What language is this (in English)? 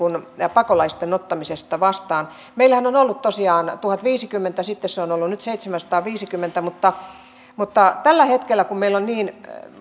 Finnish